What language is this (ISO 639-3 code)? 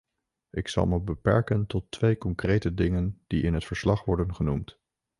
nld